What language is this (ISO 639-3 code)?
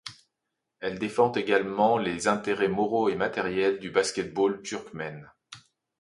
fra